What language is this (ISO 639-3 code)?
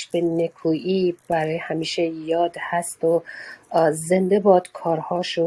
fas